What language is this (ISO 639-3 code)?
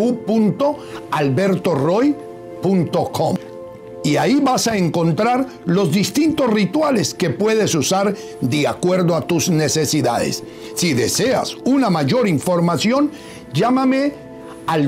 spa